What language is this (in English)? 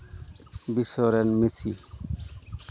Santali